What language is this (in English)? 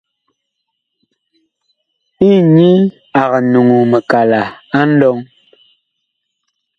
Bakoko